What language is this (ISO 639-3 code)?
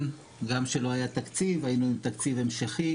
heb